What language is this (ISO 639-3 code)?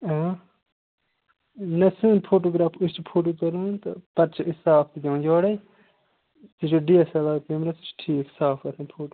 kas